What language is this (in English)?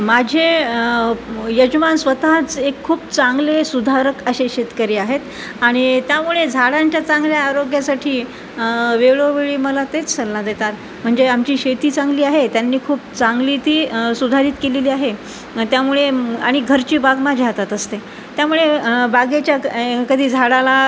Marathi